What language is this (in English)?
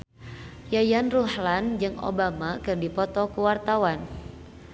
Sundanese